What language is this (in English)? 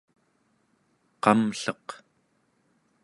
Central Yupik